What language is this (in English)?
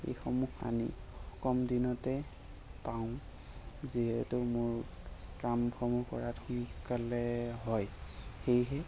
Assamese